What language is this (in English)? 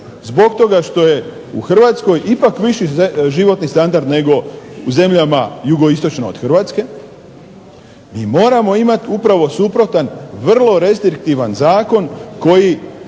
Croatian